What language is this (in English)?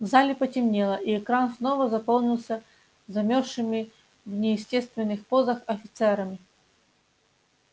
Russian